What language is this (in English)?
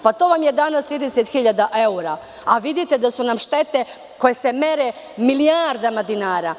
Serbian